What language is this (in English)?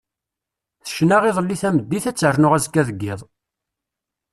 Kabyle